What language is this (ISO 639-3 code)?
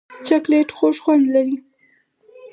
pus